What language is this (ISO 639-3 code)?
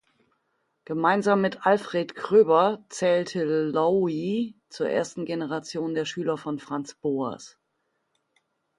deu